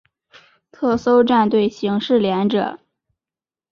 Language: Chinese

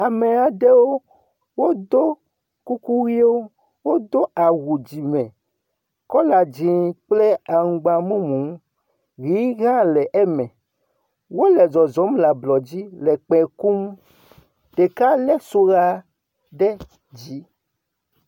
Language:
Ewe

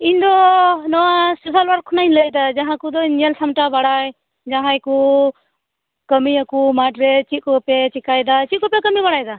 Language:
Santali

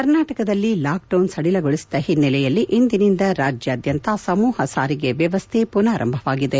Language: Kannada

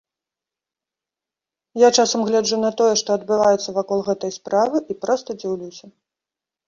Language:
Belarusian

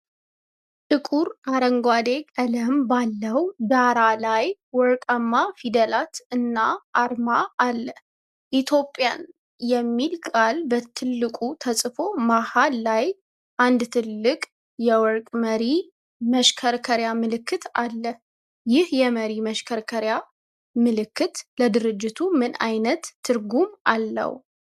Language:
Amharic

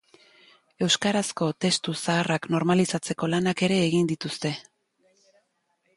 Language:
Basque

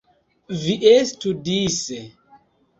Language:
Esperanto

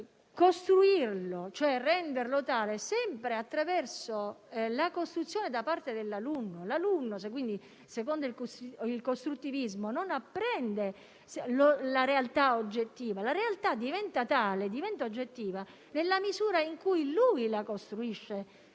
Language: Italian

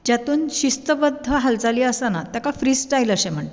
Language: Konkani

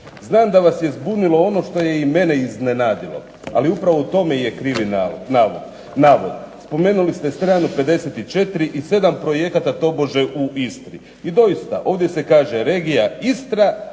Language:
Croatian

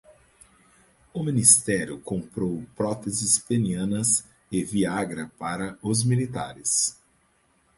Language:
Portuguese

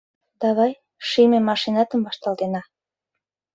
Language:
Mari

